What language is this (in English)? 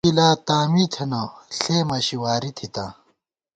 Gawar-Bati